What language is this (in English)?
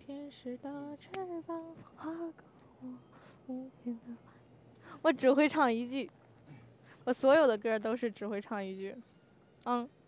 Chinese